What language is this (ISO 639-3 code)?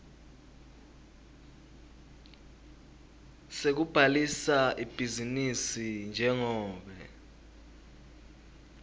ssw